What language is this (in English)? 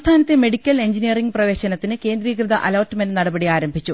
Malayalam